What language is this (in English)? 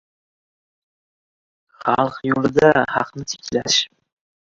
Uzbek